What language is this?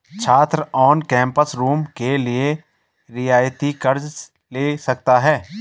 Hindi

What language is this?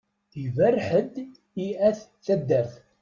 Kabyle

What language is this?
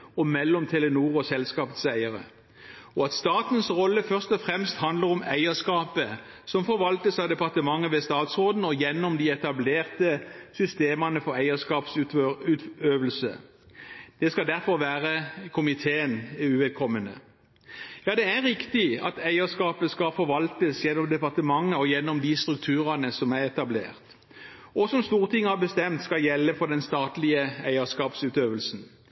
Norwegian Bokmål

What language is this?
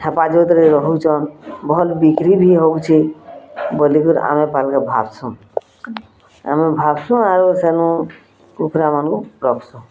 Odia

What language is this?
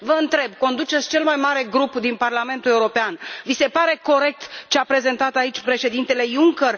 Romanian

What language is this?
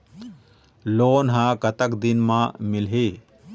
Chhattisgarhi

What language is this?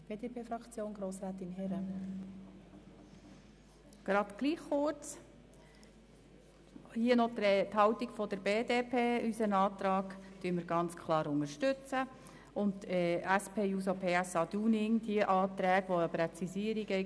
Swiss German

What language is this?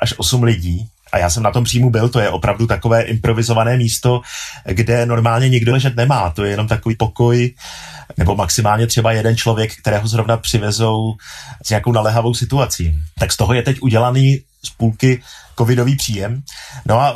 Czech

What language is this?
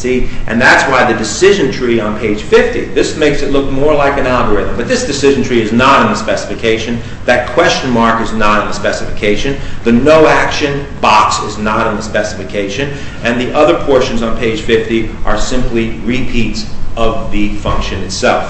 English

